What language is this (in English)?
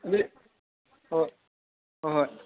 Manipuri